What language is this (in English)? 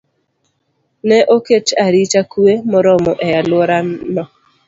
Luo (Kenya and Tanzania)